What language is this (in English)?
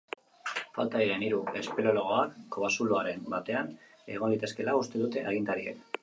Basque